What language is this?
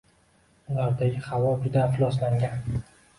Uzbek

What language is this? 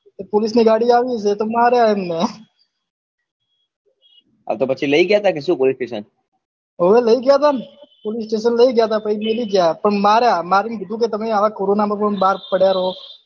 Gujarati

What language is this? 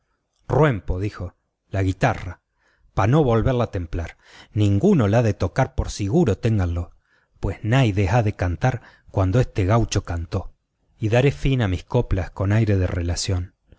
Spanish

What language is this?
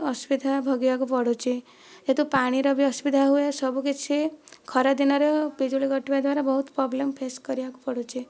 Odia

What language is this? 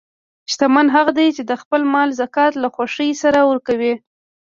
Pashto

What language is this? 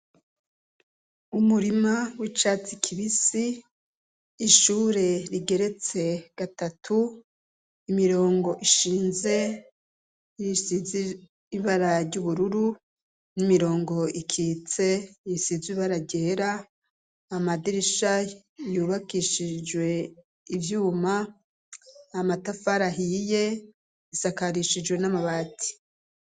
Rundi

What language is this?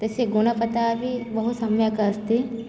Sanskrit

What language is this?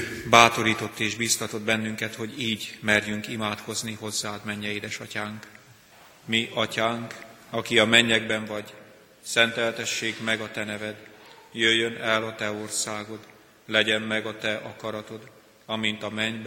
Hungarian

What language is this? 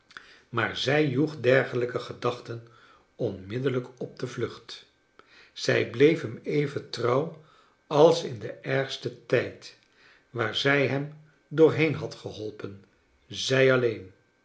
Dutch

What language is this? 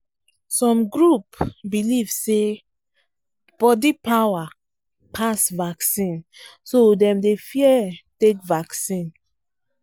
Nigerian Pidgin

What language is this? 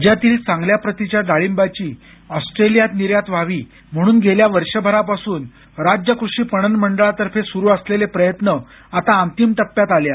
Marathi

